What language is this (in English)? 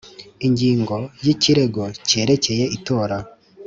Kinyarwanda